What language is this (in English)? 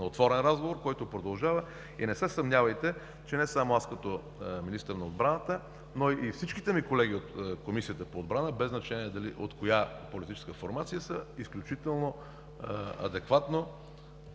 Bulgarian